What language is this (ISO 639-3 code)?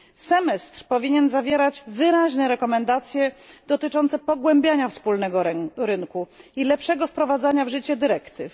pol